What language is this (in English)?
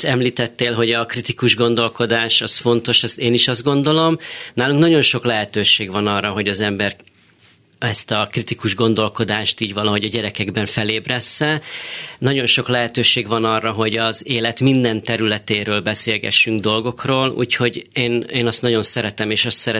Hungarian